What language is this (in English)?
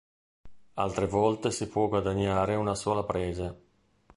Italian